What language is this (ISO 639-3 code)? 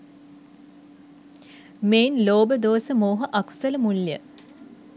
sin